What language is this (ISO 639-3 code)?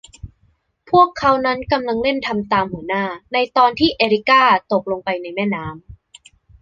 tha